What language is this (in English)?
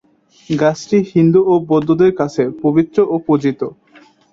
Bangla